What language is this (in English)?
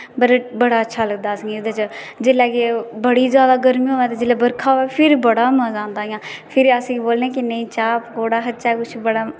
Dogri